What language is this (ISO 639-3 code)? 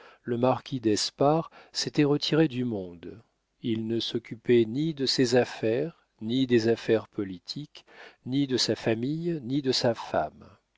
fra